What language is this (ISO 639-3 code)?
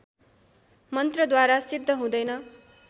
nep